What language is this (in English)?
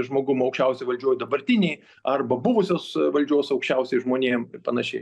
Lithuanian